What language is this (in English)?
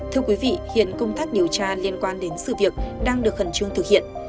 Vietnamese